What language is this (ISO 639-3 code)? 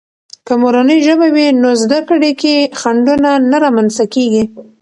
pus